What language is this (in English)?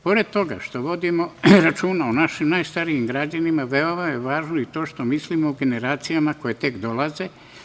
Serbian